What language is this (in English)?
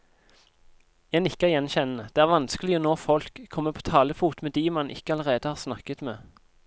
Norwegian